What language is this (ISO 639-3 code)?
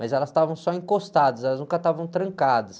por